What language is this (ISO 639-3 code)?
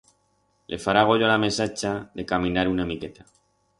arg